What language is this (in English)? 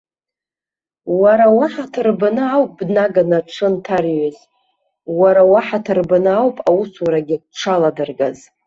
Abkhazian